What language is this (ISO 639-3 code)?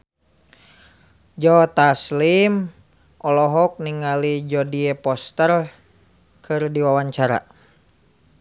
sun